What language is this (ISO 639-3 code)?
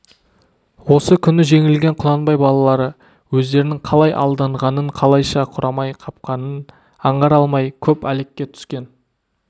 kaz